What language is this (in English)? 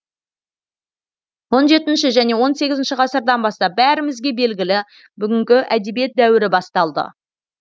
Kazakh